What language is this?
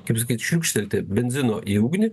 Lithuanian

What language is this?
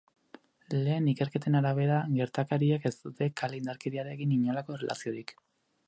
Basque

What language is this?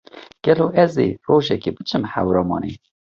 Kurdish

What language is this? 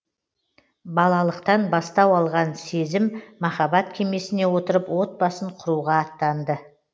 Kazakh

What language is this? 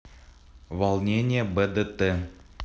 Russian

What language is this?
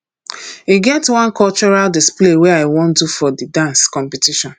Nigerian Pidgin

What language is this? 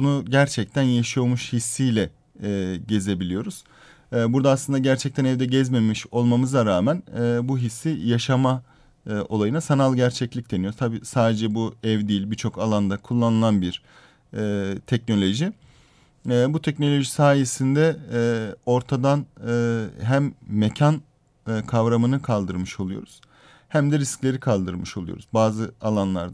Turkish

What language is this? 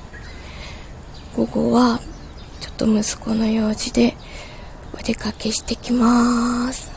Japanese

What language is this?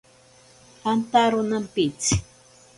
Ashéninka Perené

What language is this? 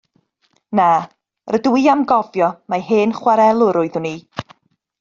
Welsh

